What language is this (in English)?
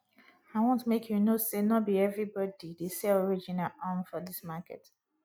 Nigerian Pidgin